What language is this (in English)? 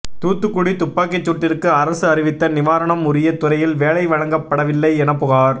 Tamil